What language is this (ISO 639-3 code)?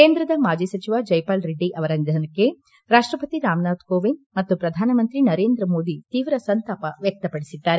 kan